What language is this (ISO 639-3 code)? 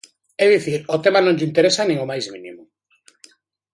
glg